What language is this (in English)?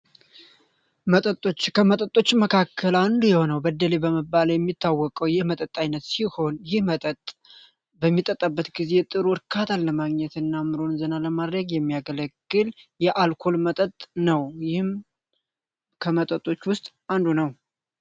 Amharic